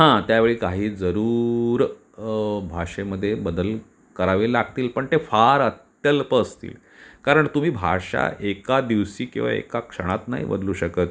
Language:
Marathi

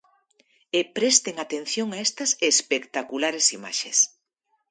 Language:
Galician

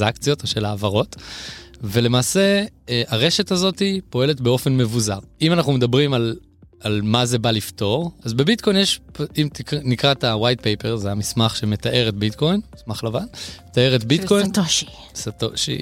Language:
Hebrew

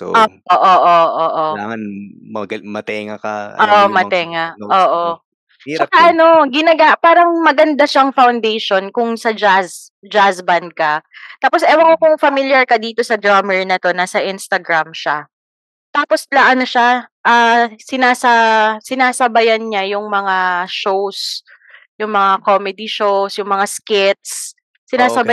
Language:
Filipino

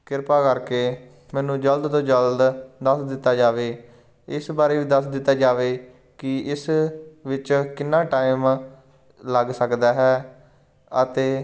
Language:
Punjabi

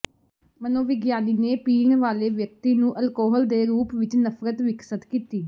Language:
Punjabi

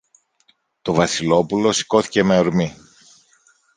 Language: Greek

